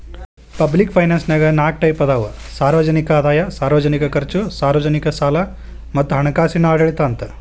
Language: Kannada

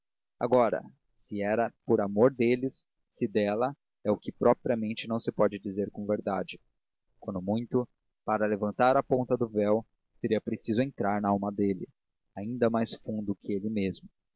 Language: Portuguese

